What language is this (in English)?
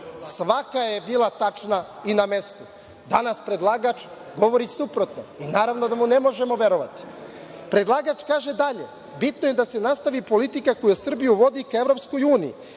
Serbian